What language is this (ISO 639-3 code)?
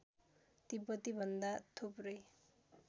nep